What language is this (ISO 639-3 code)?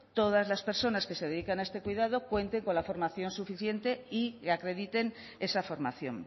spa